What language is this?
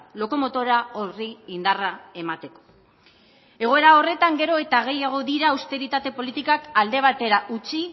Basque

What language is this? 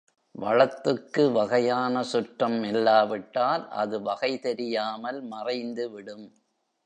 Tamil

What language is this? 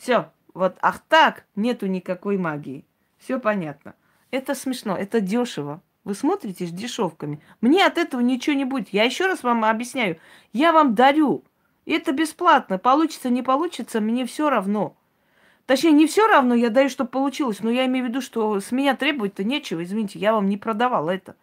Russian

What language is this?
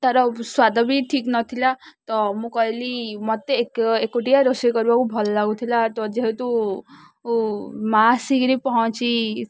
Odia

